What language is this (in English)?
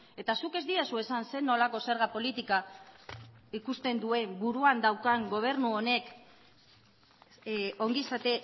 Basque